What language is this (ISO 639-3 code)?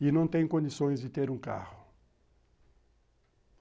por